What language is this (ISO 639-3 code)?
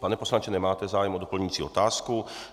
ces